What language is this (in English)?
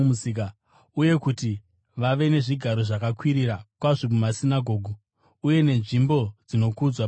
Shona